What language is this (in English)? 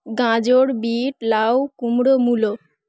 Bangla